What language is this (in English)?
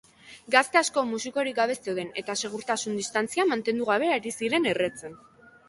Basque